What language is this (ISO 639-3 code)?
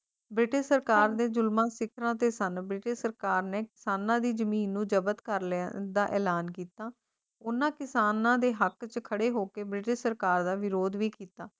pan